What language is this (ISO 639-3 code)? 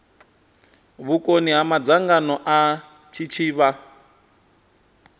ven